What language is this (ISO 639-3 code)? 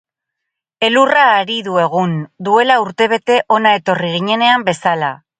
eus